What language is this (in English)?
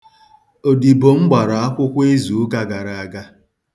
Igbo